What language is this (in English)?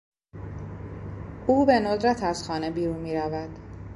Persian